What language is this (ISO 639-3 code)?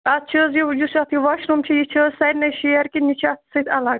kas